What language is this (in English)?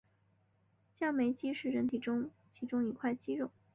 Chinese